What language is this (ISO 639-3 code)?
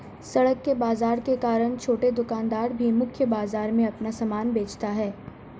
hin